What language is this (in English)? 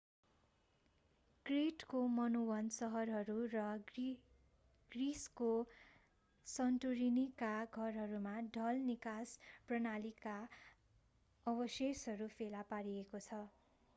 Nepali